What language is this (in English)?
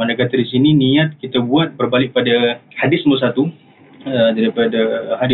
Malay